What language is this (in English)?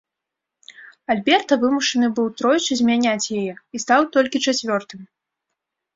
Belarusian